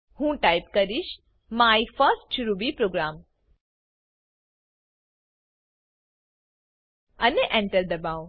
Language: Gujarati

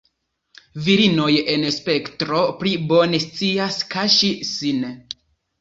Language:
Esperanto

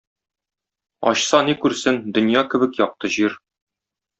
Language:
Tatar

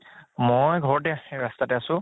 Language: Assamese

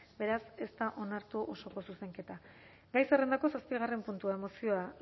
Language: Basque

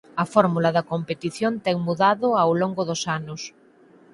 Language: Galician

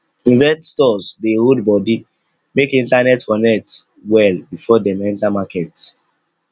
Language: Nigerian Pidgin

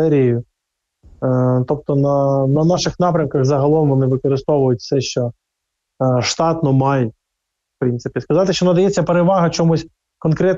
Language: Ukrainian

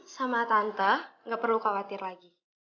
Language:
Indonesian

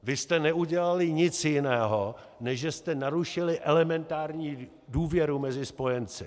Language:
Czech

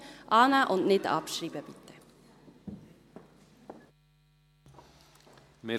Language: Swiss German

